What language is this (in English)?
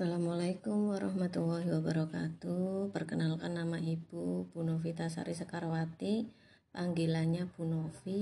Indonesian